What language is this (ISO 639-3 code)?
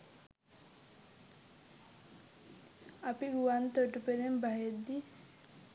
sin